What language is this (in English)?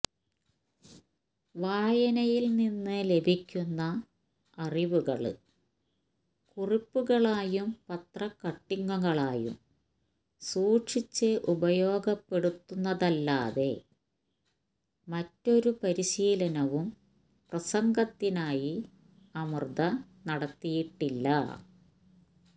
Malayalam